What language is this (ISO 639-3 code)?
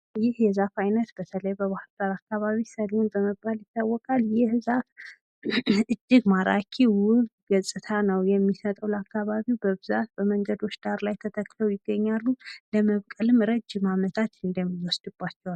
amh